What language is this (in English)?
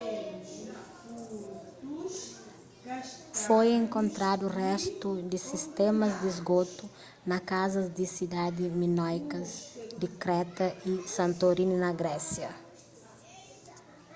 Kabuverdianu